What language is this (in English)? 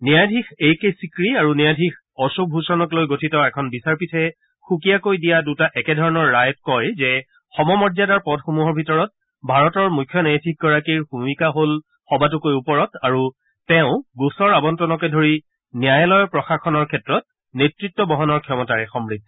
Assamese